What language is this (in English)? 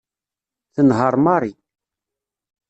Kabyle